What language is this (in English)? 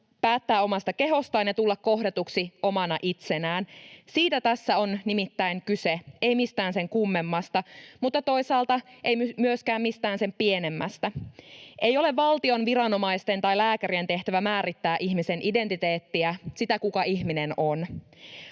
Finnish